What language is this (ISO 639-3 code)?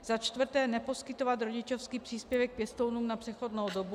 ces